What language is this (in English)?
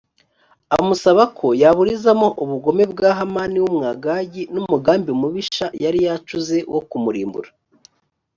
Kinyarwanda